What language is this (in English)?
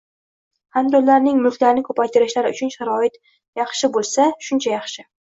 Uzbek